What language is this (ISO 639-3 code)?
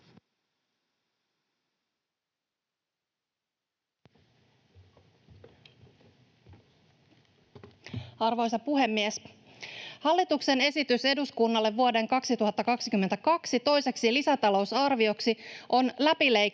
fin